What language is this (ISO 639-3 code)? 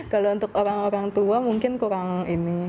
ind